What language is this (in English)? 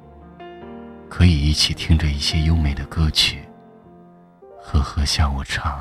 Chinese